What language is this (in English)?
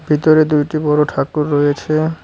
Bangla